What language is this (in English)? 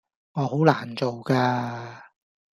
Cantonese